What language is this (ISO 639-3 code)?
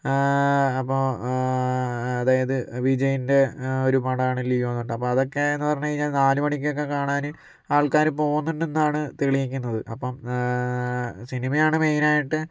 mal